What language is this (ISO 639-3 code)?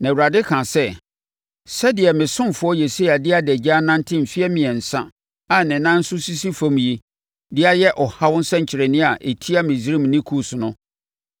aka